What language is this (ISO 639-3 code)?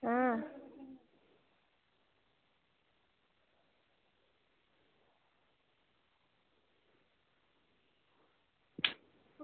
doi